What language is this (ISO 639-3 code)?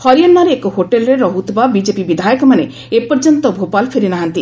ori